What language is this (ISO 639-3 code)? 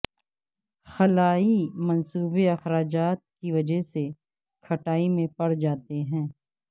urd